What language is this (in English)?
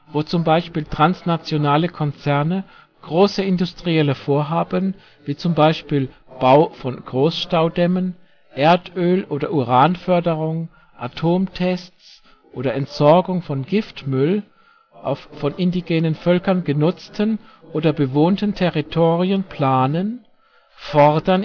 German